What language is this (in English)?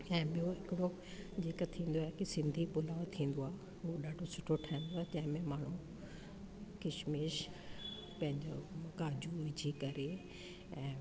Sindhi